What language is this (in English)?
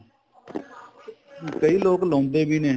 Punjabi